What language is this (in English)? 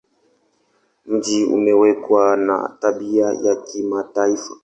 Swahili